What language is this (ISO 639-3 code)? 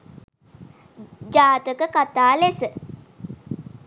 sin